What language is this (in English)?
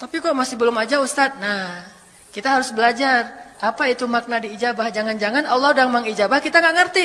Indonesian